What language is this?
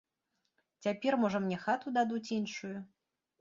Belarusian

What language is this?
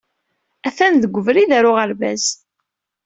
Kabyle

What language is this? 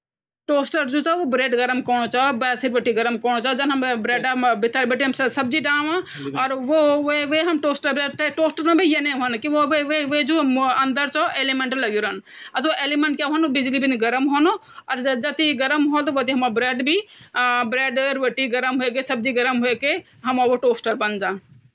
Garhwali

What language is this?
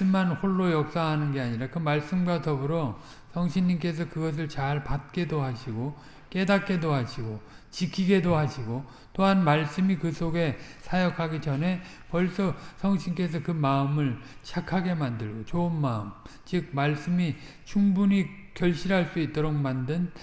Korean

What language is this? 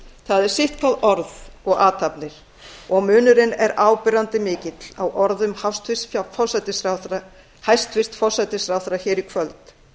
Icelandic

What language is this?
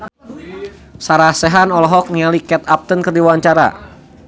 Sundanese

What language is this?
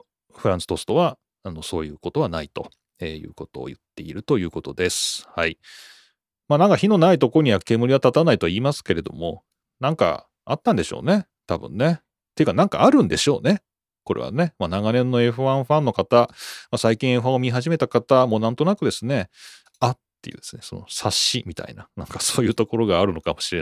Japanese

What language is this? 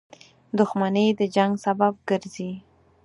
Pashto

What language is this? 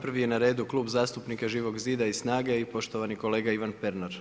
Croatian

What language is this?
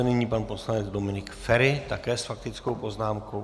Czech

